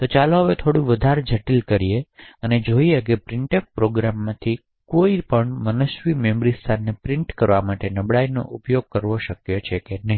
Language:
Gujarati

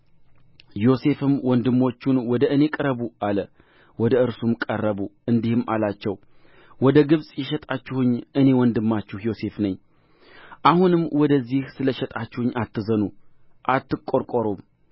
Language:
Amharic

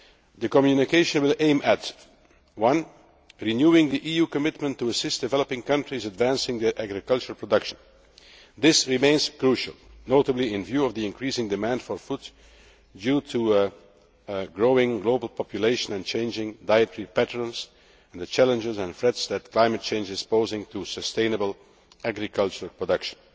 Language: English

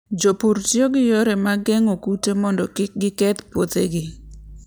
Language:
Luo (Kenya and Tanzania)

